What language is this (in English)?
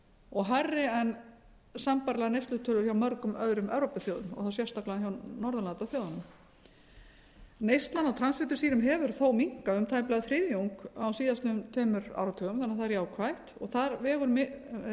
Icelandic